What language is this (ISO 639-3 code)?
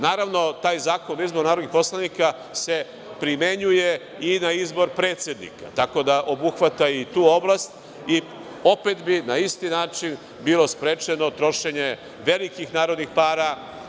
srp